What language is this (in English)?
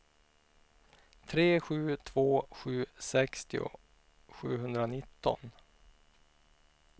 Swedish